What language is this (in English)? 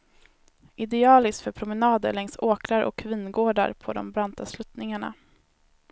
Swedish